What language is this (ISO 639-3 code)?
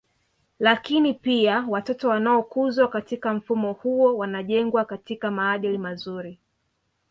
swa